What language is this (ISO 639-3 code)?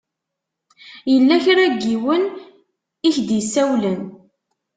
kab